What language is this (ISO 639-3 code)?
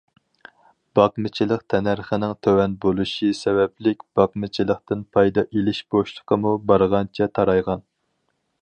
uig